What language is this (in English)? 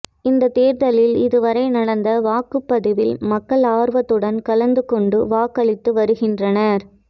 Tamil